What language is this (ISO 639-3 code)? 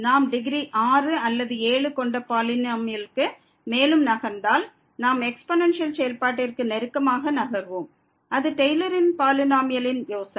tam